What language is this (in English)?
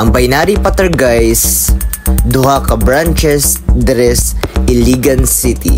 Filipino